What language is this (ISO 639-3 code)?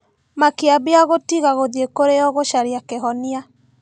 kik